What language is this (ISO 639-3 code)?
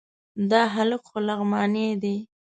pus